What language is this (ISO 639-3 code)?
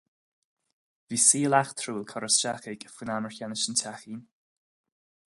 gle